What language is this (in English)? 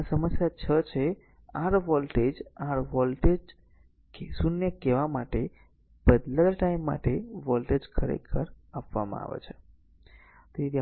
Gujarati